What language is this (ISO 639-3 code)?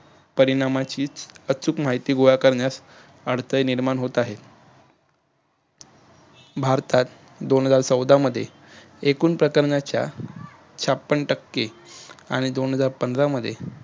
mar